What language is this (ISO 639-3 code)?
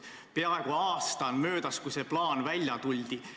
est